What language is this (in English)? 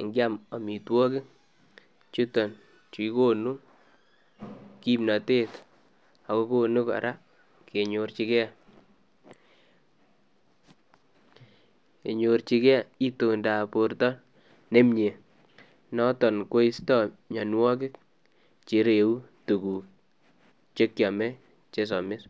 Kalenjin